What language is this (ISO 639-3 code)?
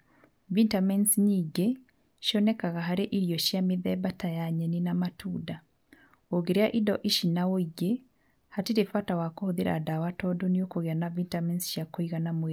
kik